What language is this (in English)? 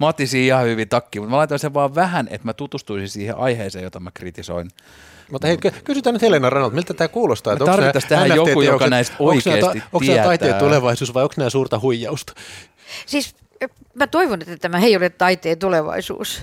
Finnish